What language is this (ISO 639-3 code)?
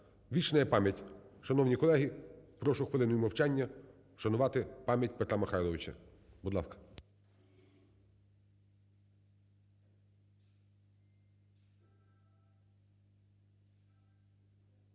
ukr